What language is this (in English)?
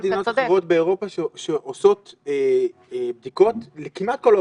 Hebrew